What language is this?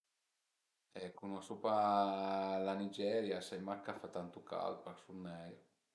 Piedmontese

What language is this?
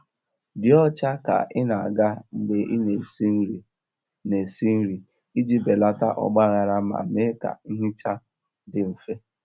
Igbo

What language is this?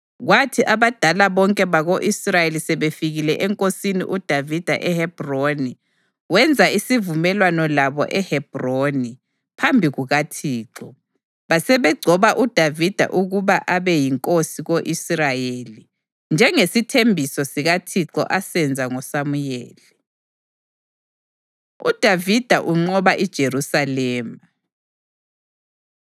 North Ndebele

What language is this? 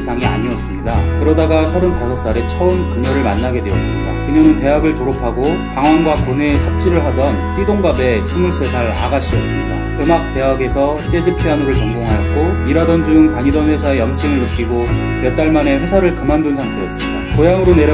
Korean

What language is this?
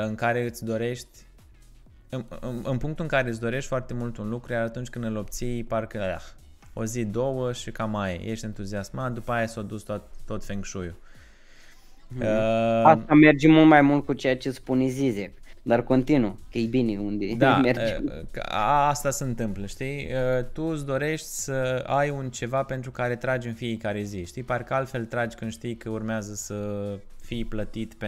Romanian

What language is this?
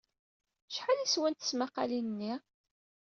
Kabyle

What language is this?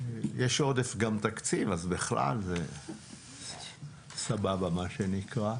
Hebrew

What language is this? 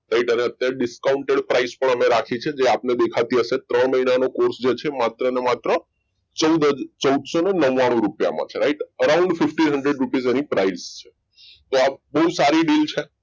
Gujarati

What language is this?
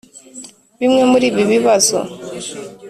Kinyarwanda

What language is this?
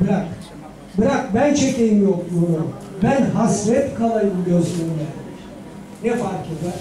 Turkish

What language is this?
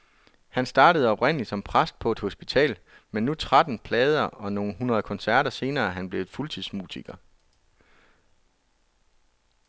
Danish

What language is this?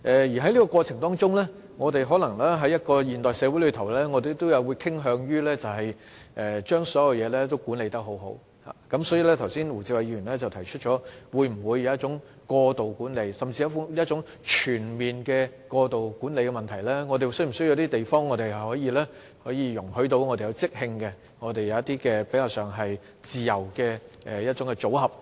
Cantonese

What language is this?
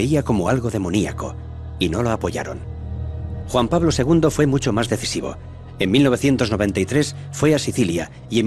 Spanish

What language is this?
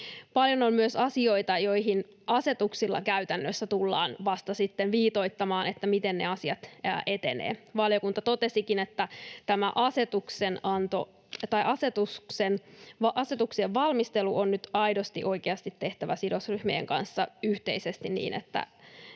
Finnish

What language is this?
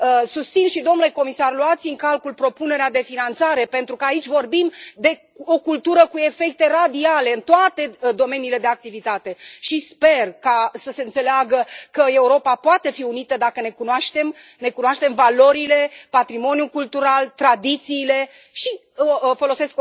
Romanian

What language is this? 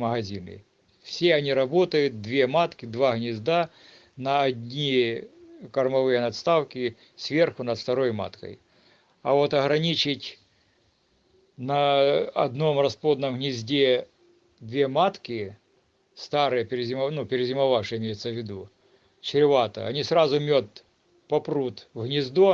Russian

